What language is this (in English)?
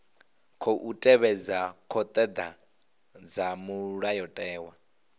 Venda